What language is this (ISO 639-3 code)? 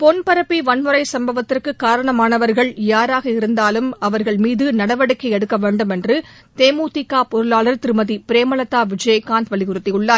tam